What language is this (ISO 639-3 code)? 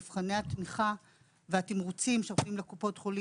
heb